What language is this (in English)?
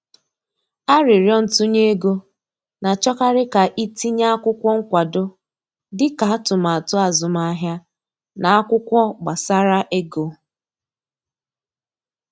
Igbo